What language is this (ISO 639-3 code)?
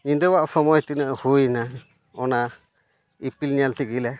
sat